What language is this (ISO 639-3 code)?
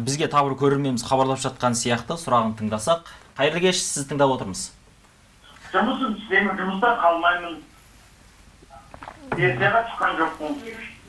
tur